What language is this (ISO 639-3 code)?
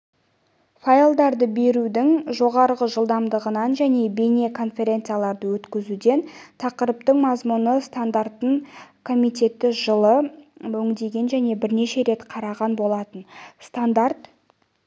kaz